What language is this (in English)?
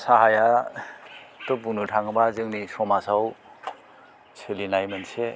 Bodo